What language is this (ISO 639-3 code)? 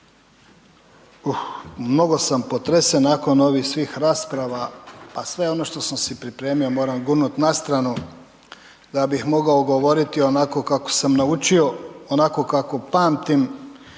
hrv